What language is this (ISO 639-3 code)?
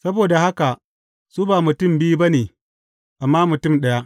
hau